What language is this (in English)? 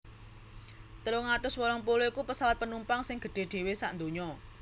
Javanese